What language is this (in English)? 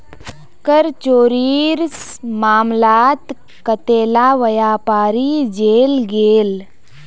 Magahi